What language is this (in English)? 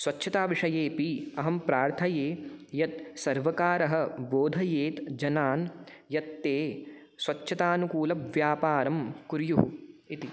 Sanskrit